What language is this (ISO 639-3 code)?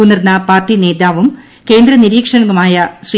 mal